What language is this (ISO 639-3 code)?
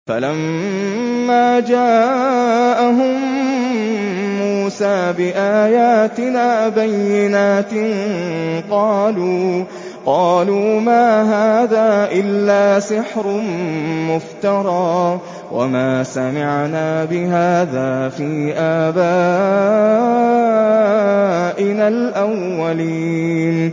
ara